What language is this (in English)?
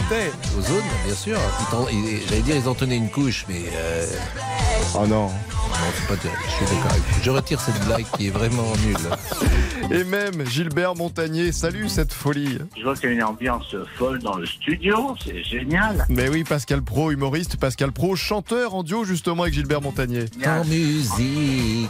French